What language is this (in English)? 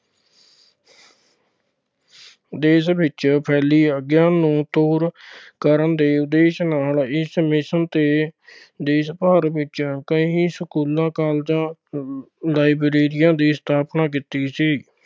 Punjabi